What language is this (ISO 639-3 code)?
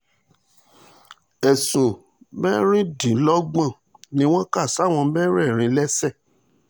yor